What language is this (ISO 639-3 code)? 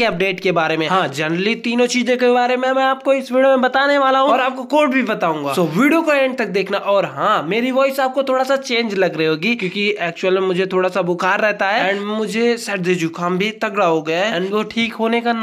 hin